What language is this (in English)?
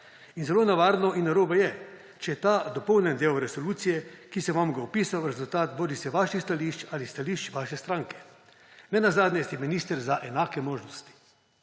Slovenian